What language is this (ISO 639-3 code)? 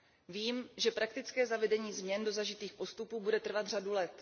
ces